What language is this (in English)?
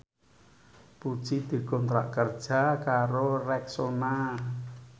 Javanese